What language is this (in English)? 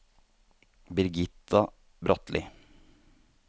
Norwegian